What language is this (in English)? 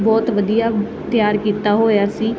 Punjabi